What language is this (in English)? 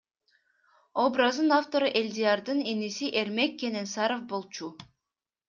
Kyrgyz